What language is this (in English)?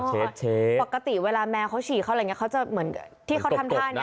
Thai